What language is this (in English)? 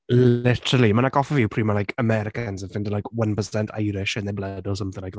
Welsh